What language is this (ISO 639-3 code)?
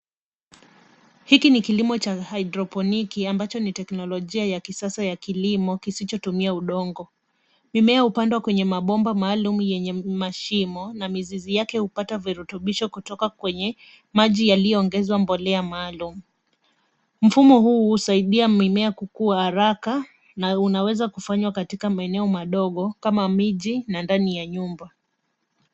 swa